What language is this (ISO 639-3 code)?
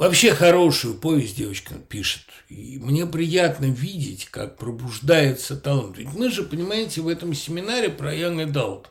rus